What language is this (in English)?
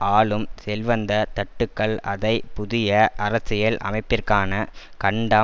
Tamil